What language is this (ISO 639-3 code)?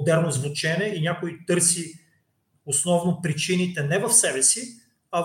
bul